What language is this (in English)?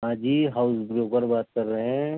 Urdu